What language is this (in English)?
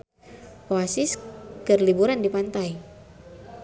Sundanese